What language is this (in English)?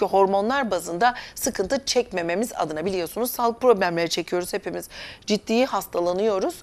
Turkish